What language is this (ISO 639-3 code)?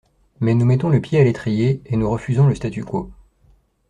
fra